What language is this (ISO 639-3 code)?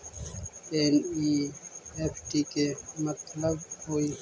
mag